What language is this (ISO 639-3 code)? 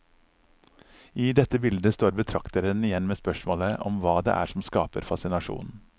nor